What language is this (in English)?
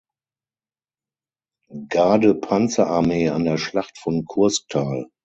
German